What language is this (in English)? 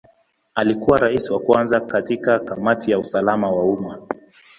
Swahili